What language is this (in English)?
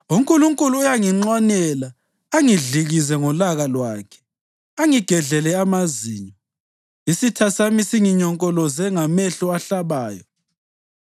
North Ndebele